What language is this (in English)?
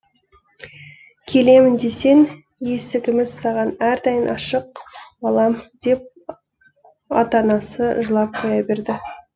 Kazakh